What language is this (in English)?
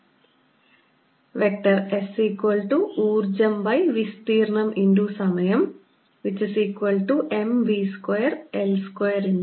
Malayalam